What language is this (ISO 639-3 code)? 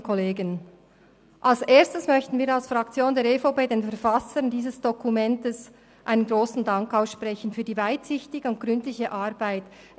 gsw